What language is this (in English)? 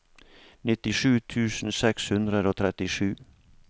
Norwegian